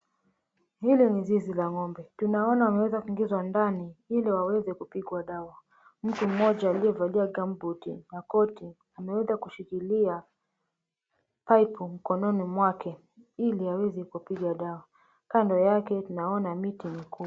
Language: Swahili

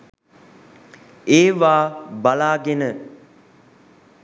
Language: Sinhala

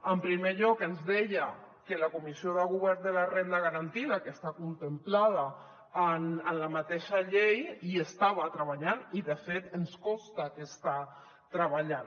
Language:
Catalan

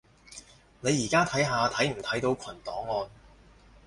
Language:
Cantonese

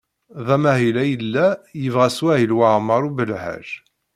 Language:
Kabyle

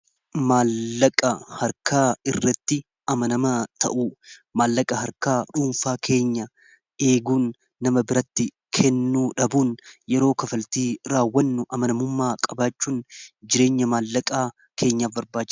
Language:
Oromo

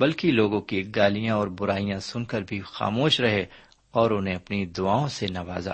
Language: Urdu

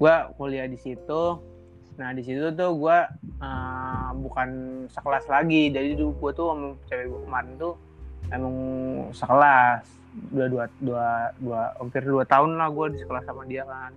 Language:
Indonesian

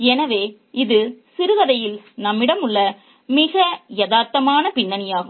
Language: Tamil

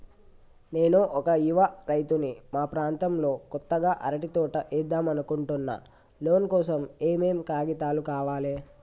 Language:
Telugu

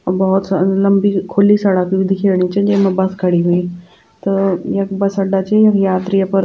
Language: Garhwali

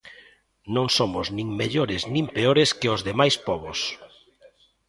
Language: Galician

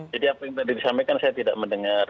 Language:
Indonesian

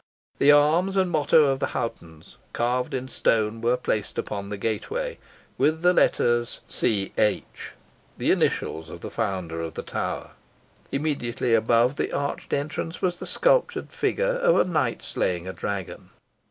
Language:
English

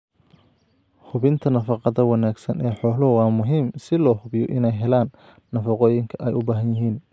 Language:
Somali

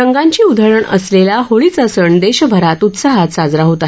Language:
Marathi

